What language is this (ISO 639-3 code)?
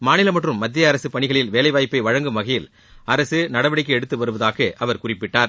tam